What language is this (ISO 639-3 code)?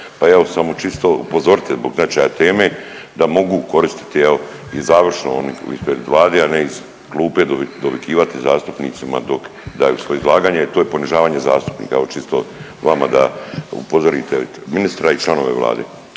hrv